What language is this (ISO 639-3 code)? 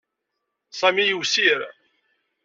kab